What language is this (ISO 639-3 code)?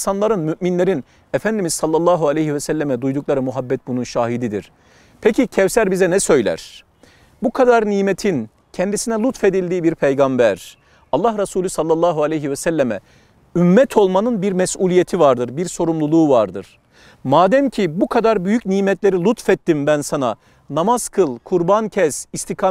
tur